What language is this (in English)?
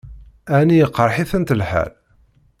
Kabyle